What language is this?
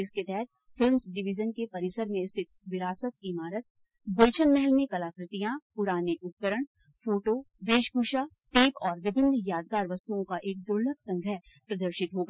Hindi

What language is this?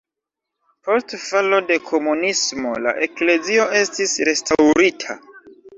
Esperanto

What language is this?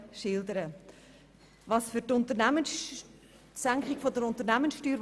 Swiss German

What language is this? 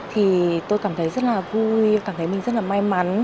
Vietnamese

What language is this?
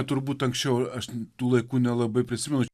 Lithuanian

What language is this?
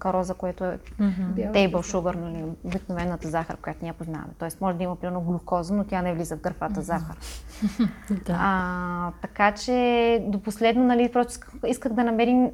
Bulgarian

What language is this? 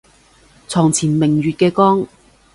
Cantonese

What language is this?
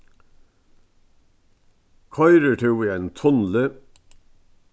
Faroese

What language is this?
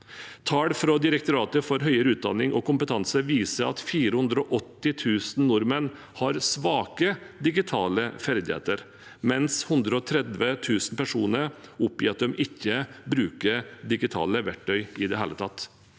Norwegian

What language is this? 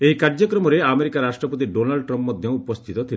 Odia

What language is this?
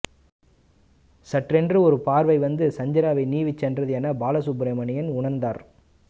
Tamil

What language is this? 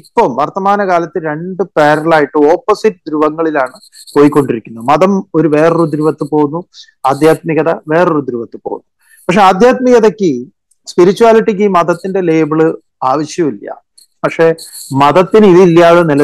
Malayalam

